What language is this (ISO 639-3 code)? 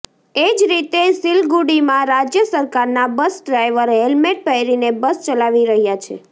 guj